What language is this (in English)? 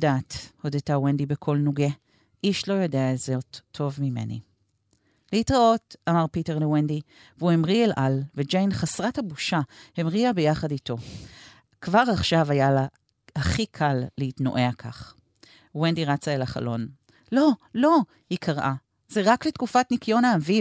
Hebrew